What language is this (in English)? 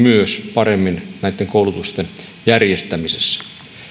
Finnish